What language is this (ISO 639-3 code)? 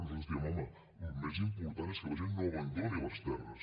cat